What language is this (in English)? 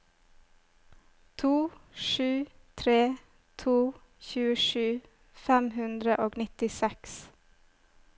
Norwegian